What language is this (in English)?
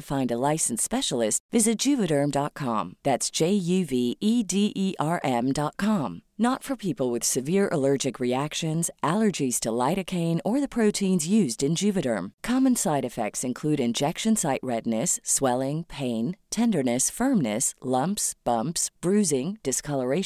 Persian